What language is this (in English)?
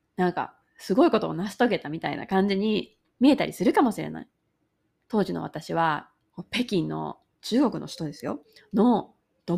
Japanese